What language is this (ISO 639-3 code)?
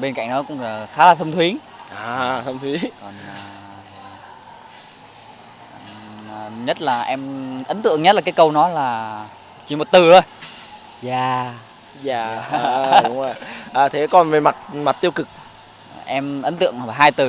vie